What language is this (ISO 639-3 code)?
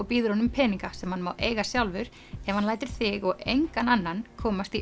isl